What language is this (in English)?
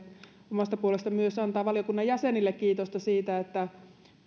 Finnish